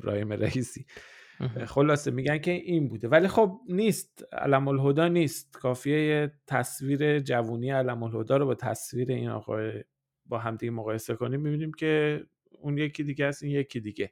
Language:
Persian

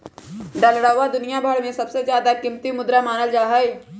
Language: Magahi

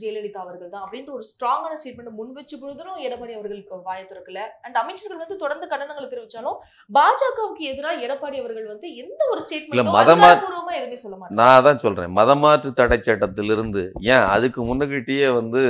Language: Tamil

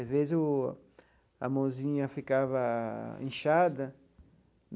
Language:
Portuguese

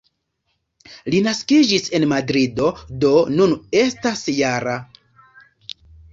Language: Esperanto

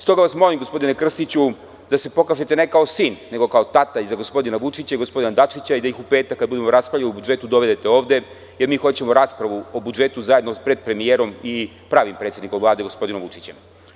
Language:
Serbian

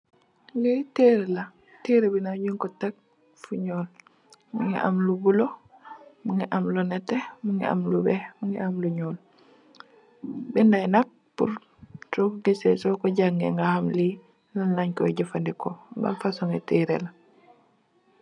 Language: Wolof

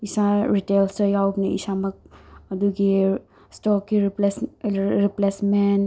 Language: Manipuri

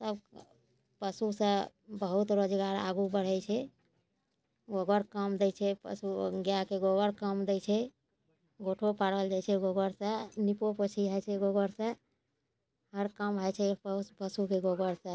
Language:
Maithili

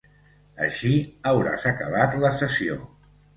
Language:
Catalan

